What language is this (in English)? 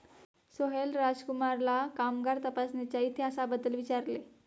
Marathi